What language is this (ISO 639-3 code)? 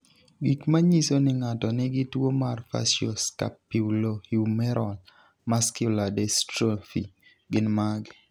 luo